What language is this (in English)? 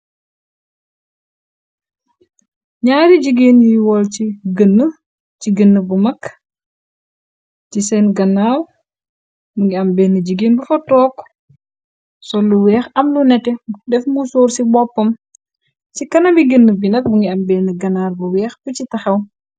Wolof